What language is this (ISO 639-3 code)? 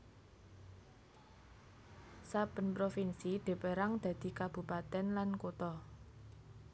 jav